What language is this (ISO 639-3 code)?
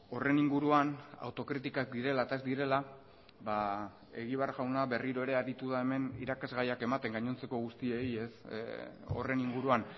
eus